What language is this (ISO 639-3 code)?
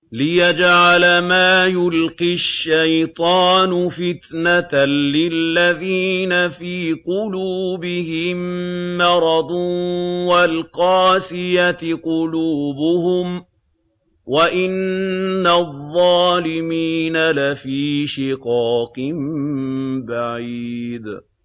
ara